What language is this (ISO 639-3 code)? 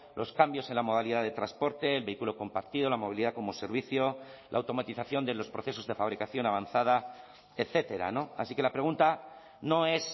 spa